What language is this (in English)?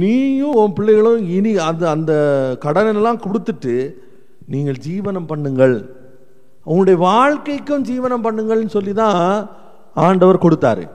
Tamil